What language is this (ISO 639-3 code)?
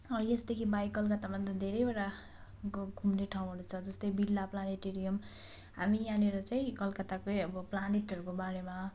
nep